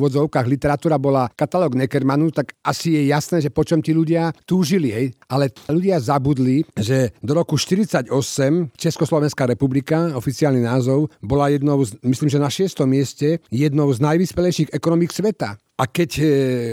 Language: Slovak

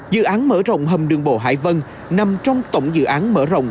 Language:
Vietnamese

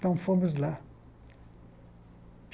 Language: Portuguese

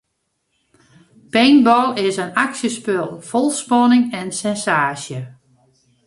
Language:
Western Frisian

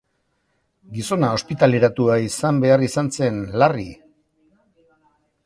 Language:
Basque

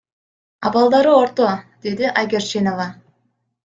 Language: Kyrgyz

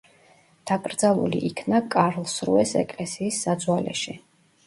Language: Georgian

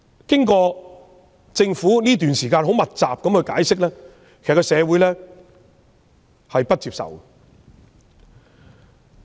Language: Cantonese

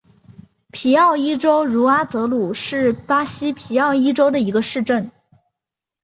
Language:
Chinese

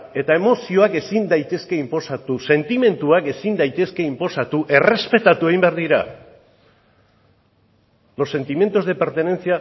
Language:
Basque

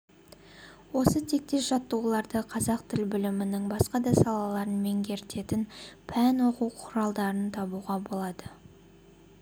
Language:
Kazakh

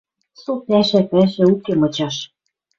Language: Western Mari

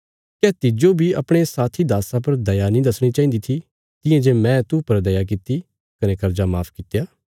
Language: Bilaspuri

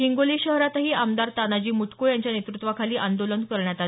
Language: Marathi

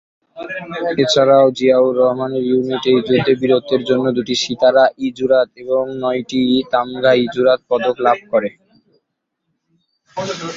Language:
Bangla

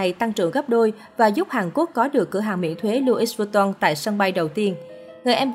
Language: Vietnamese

